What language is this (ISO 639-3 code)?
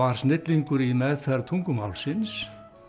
isl